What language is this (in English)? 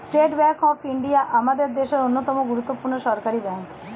Bangla